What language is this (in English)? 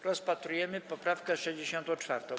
Polish